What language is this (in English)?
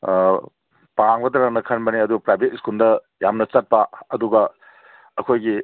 Manipuri